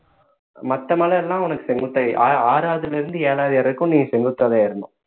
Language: Tamil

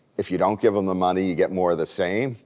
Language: English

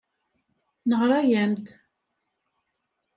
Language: Kabyle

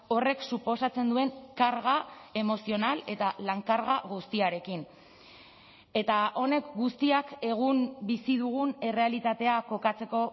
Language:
Basque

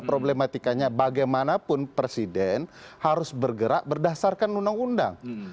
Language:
Indonesian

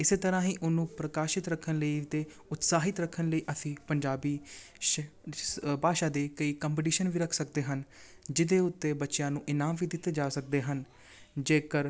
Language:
Punjabi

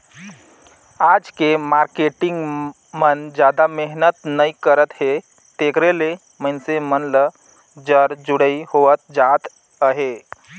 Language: Chhattisgarhi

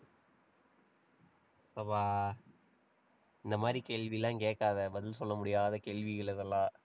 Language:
Tamil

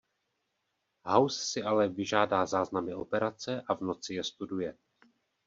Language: Czech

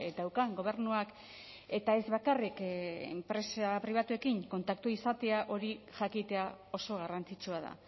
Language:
Basque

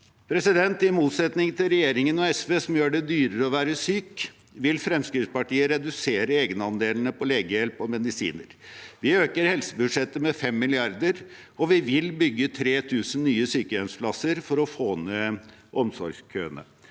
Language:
Norwegian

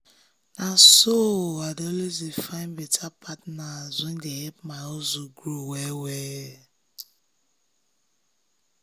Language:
Nigerian Pidgin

